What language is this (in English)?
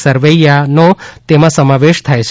Gujarati